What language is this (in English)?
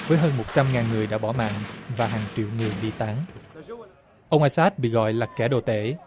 Vietnamese